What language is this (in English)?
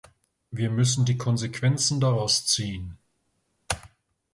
German